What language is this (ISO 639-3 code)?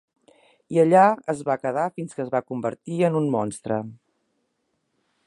cat